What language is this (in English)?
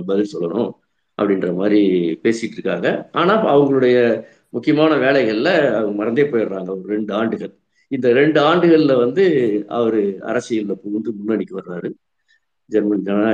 Tamil